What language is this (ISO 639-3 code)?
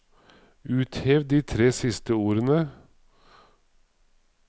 nor